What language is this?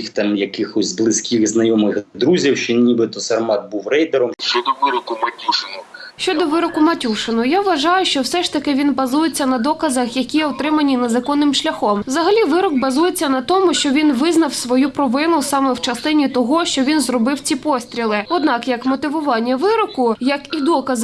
Ukrainian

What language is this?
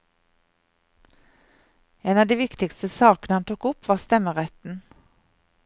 Norwegian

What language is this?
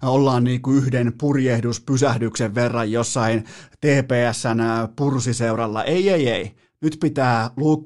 Finnish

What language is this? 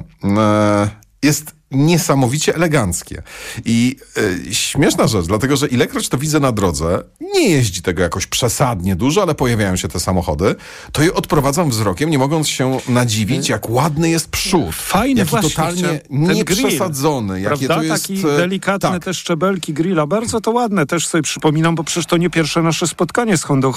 Polish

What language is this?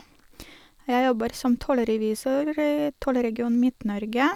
Norwegian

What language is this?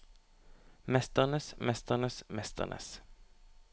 Norwegian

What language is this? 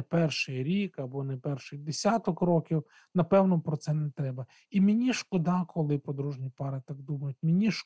Ukrainian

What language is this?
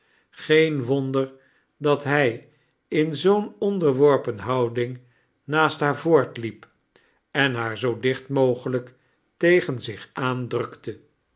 Dutch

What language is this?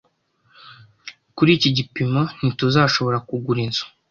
Kinyarwanda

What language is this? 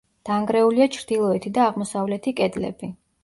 Georgian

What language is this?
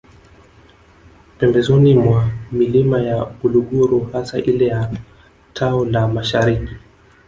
Swahili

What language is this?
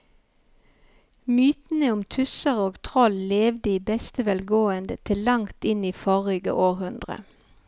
Norwegian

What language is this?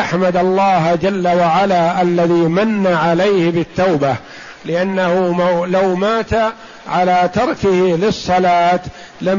Arabic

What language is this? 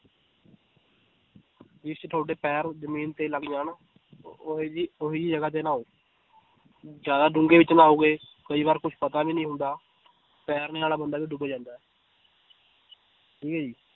Punjabi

